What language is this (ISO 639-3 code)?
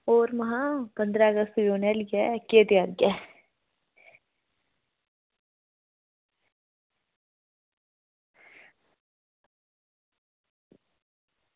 doi